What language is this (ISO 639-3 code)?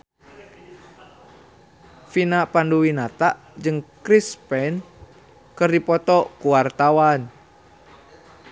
sun